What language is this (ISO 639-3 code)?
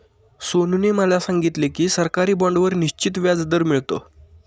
mar